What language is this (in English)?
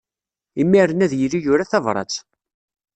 Kabyle